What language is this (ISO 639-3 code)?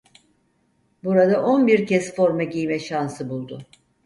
tur